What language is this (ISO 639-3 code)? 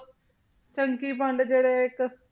pan